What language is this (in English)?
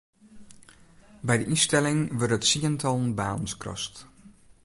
Western Frisian